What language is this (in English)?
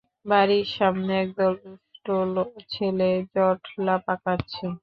Bangla